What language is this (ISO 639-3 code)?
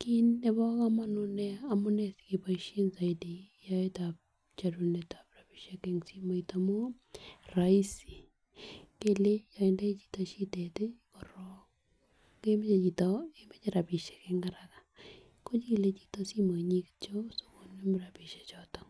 kln